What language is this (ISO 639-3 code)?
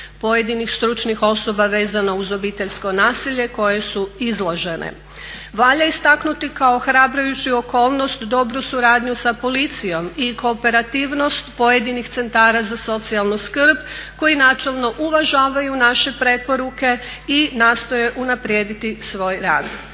hrv